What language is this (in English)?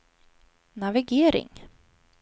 Swedish